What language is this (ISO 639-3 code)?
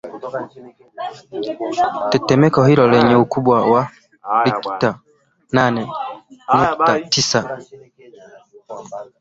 swa